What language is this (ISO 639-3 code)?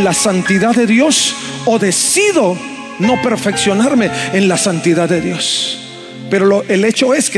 spa